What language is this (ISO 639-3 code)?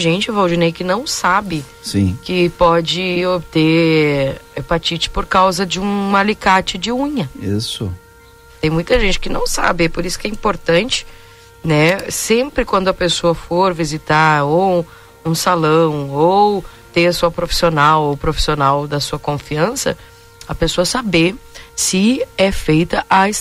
por